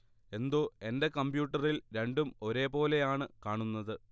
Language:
Malayalam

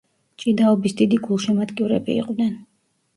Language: Georgian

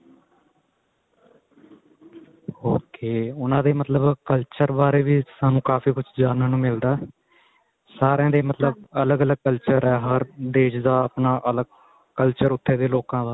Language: Punjabi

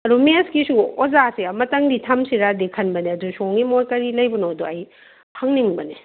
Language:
Manipuri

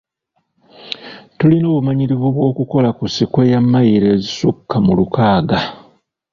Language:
Ganda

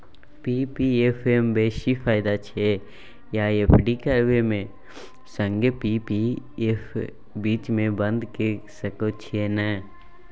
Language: Maithili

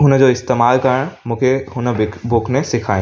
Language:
Sindhi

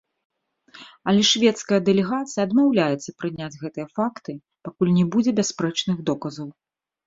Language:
Belarusian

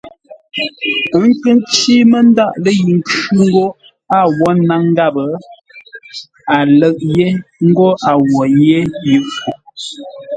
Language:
Ngombale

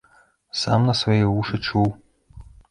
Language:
Belarusian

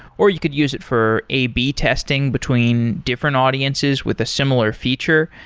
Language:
English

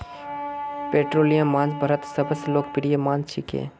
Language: Magahi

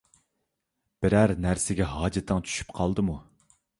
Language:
Uyghur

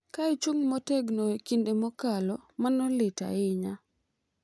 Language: Luo (Kenya and Tanzania)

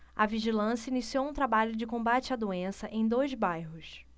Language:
Portuguese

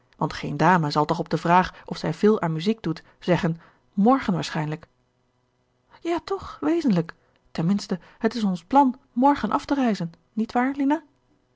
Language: Dutch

